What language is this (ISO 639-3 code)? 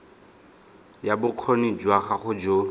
tsn